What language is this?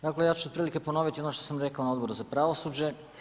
Croatian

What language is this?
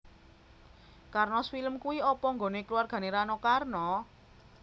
Javanese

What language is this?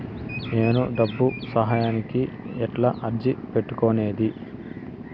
Telugu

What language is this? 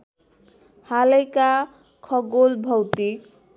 Nepali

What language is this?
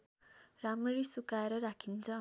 Nepali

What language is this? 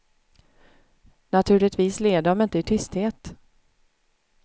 Swedish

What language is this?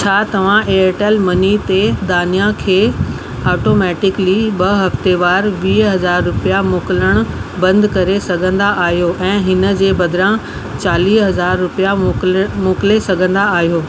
Sindhi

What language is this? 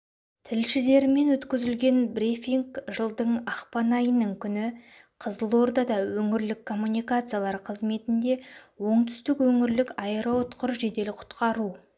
Kazakh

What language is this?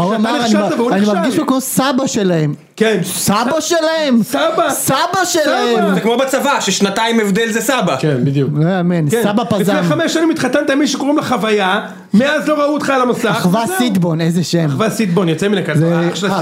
Hebrew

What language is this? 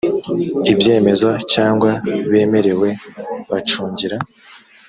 Kinyarwanda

